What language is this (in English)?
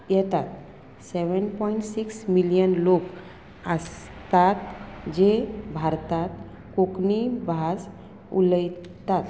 Konkani